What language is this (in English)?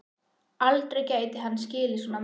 Icelandic